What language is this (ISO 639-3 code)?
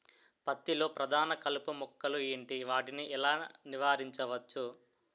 tel